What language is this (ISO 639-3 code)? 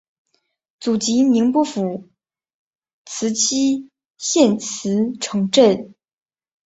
zho